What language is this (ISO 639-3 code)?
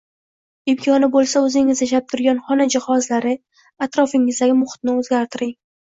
uzb